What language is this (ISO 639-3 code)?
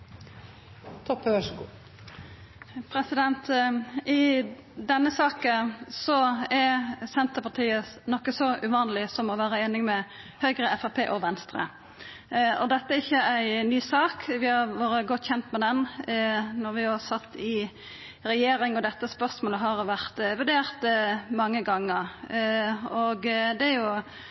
nno